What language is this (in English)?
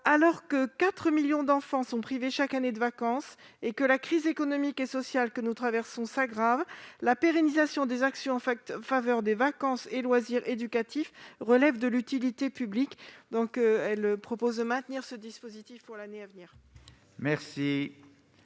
French